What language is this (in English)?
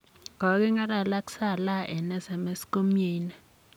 Kalenjin